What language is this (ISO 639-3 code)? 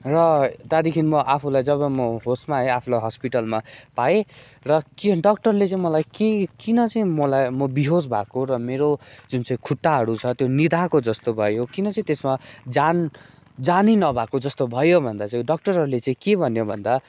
nep